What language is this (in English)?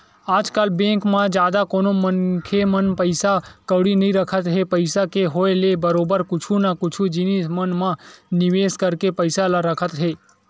Chhattisgarhi